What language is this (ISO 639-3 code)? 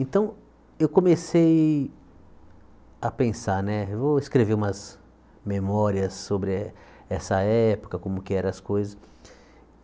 por